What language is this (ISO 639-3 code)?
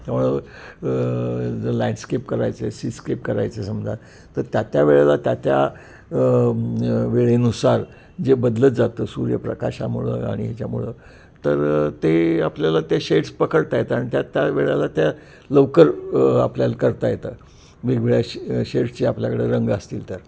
mar